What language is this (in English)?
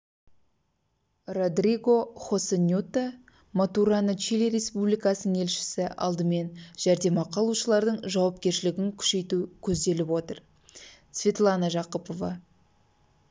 Kazakh